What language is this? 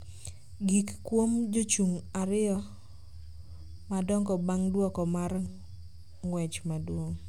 Luo (Kenya and Tanzania)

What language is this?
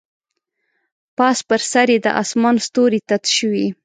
Pashto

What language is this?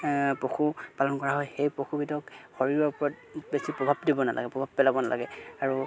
Assamese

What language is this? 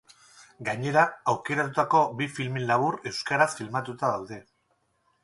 Basque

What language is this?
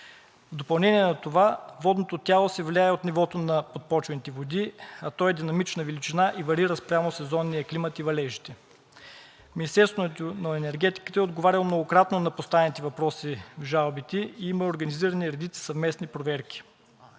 Bulgarian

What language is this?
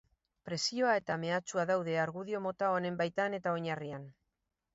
Basque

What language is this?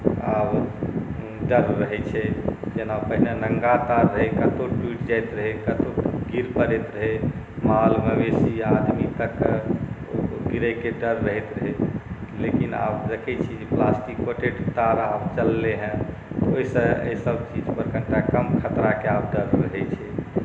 Maithili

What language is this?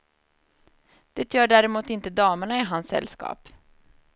Swedish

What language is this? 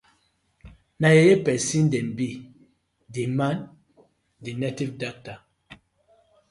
Nigerian Pidgin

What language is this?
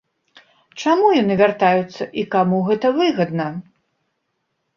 Belarusian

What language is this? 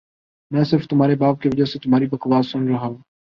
Urdu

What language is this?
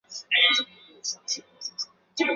Chinese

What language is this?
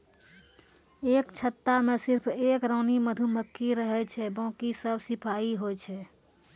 Maithili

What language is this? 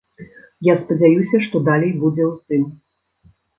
Belarusian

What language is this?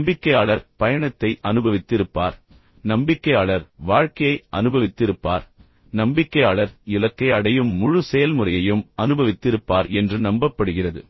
Tamil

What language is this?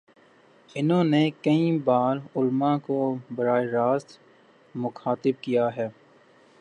Urdu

